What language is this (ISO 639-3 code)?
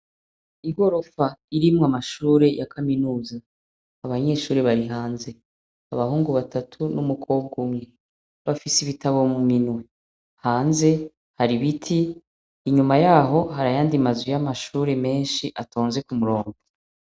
run